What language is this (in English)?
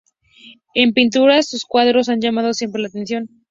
Spanish